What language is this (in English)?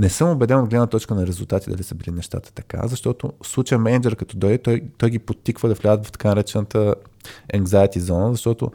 Bulgarian